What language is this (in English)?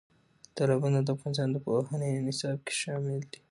Pashto